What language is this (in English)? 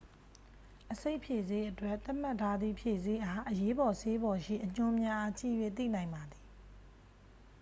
Burmese